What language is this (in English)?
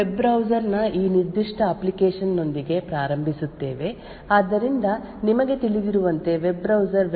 Kannada